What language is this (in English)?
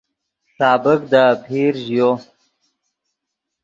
Yidgha